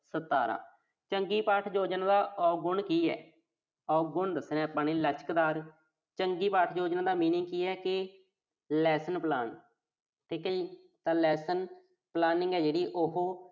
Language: Punjabi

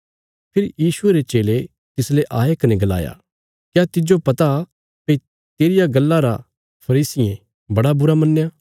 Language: Bilaspuri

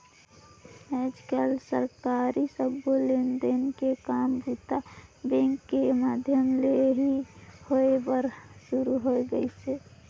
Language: Chhattisgarhi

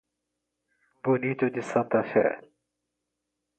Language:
Portuguese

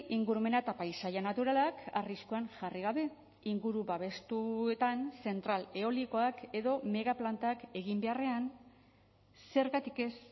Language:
Basque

